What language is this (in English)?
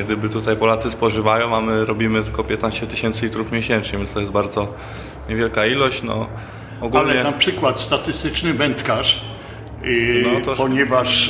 Polish